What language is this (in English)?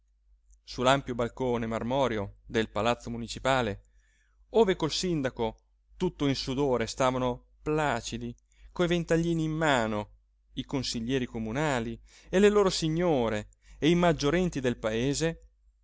Italian